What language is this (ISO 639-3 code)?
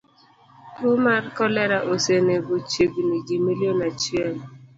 luo